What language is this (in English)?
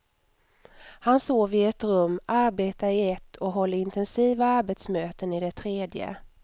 Swedish